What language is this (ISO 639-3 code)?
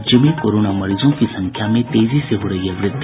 hin